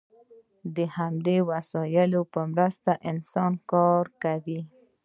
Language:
Pashto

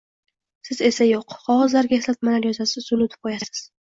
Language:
Uzbek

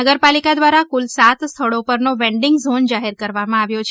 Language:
Gujarati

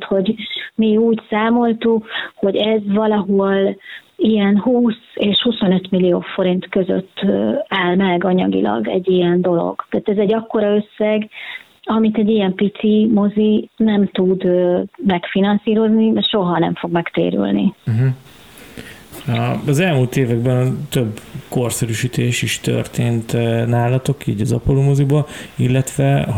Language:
Hungarian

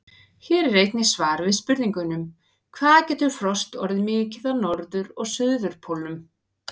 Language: Icelandic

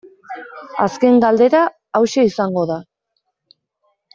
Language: Basque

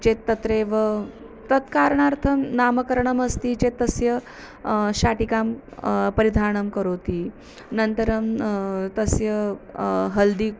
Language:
Sanskrit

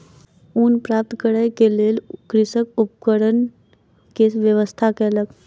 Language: Maithili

